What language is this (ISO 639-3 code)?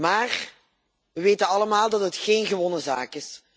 nld